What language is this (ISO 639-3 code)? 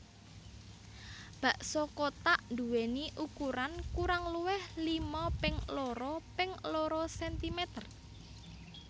jav